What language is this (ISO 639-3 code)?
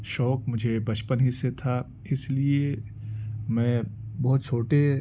urd